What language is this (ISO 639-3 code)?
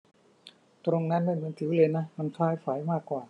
tha